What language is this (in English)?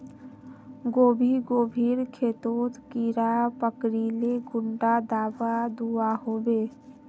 Magahi